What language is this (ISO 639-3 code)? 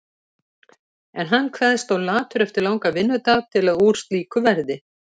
isl